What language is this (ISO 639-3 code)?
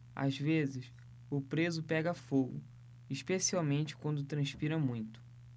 por